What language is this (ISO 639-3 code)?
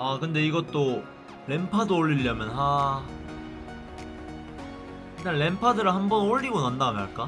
kor